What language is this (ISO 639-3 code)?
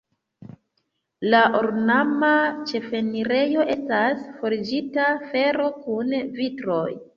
epo